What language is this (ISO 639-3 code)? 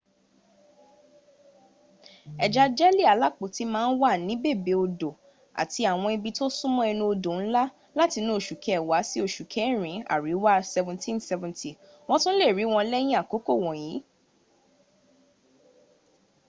yor